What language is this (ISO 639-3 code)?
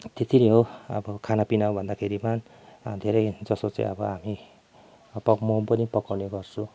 nep